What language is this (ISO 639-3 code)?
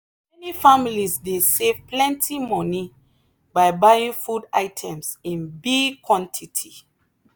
pcm